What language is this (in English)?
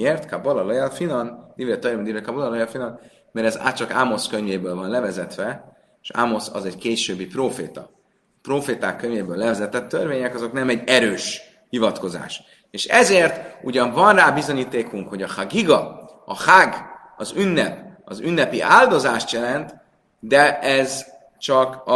Hungarian